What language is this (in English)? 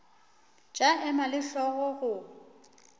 Northern Sotho